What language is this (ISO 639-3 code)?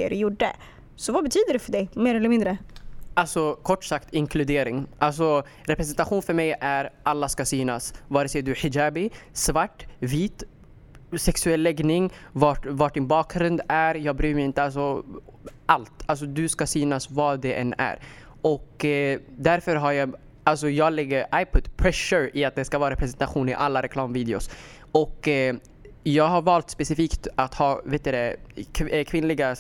swe